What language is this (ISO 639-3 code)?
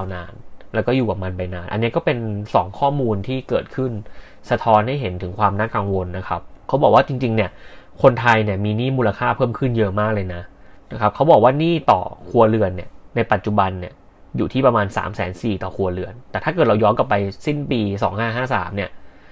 tha